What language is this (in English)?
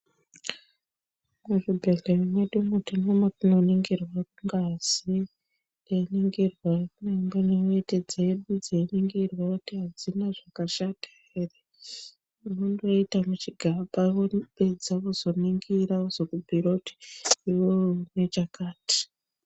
Ndau